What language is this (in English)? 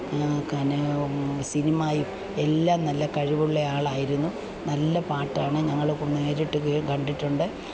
Malayalam